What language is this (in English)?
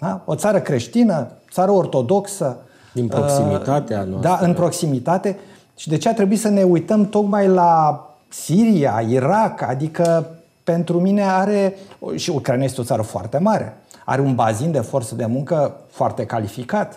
Romanian